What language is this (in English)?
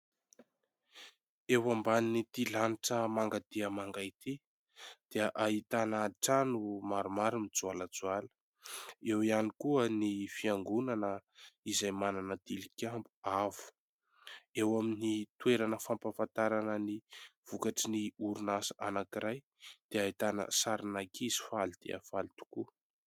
Malagasy